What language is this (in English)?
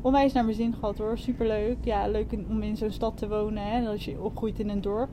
Dutch